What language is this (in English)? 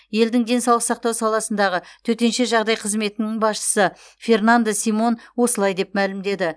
Kazakh